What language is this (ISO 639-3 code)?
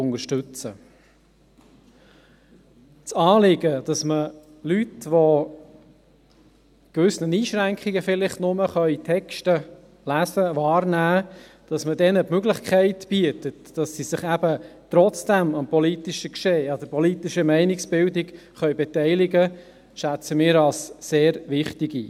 gsw